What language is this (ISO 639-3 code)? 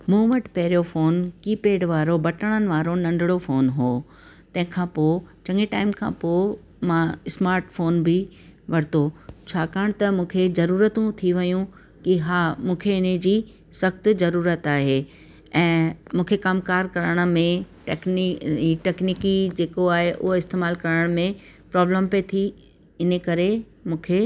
snd